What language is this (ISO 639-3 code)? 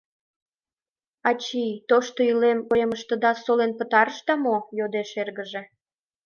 chm